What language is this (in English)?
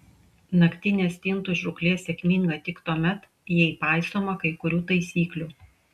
Lithuanian